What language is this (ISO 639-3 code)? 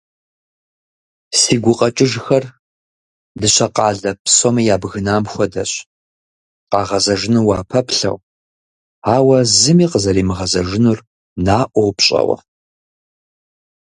kbd